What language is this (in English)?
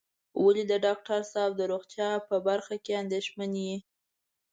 Pashto